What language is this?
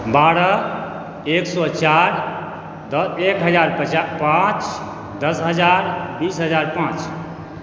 Maithili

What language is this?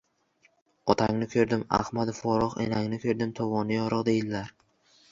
Uzbek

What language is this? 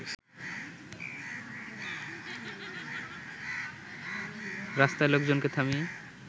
Bangla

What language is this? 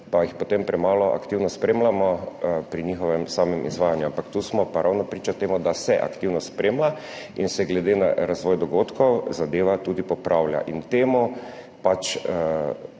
Slovenian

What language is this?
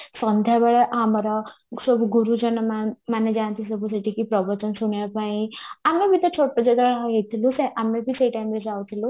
Odia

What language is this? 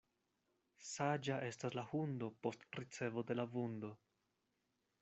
Esperanto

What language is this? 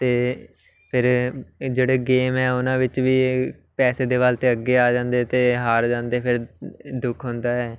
Punjabi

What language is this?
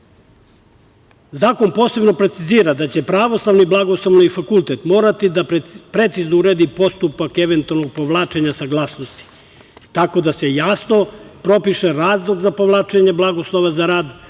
Serbian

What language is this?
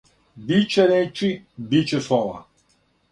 Serbian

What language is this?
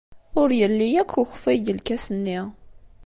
Kabyle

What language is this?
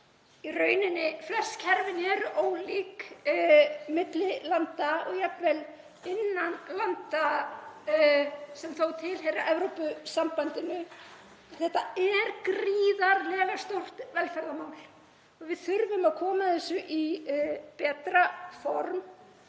Icelandic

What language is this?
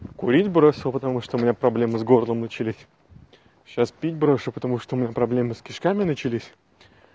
Russian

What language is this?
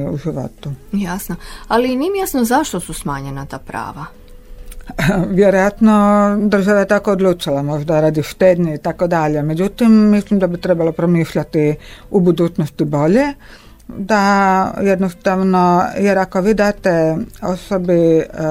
Croatian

